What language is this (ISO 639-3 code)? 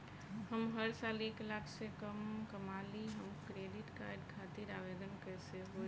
bho